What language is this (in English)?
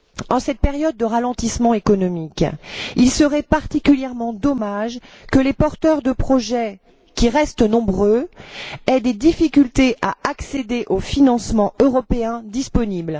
French